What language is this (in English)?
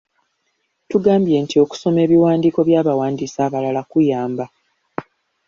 Ganda